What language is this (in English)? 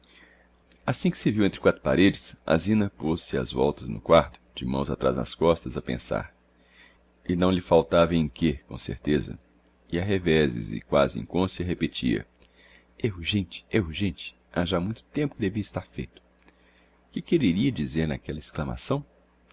Portuguese